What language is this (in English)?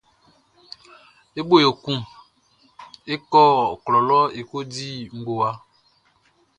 Baoulé